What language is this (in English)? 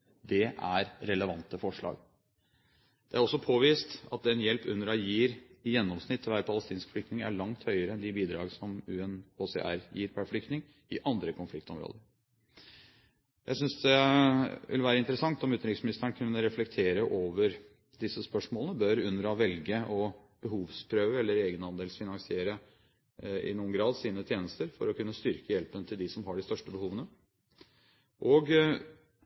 Norwegian Bokmål